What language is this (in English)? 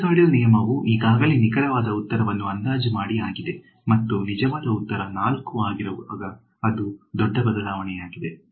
Kannada